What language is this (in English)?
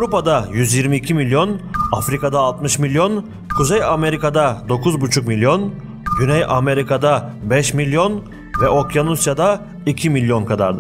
Turkish